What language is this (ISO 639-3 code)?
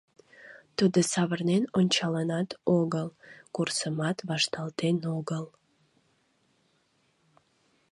chm